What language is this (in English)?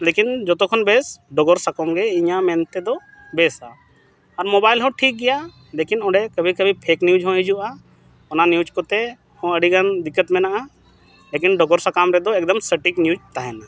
Santali